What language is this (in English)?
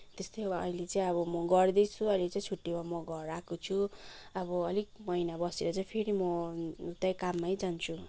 Nepali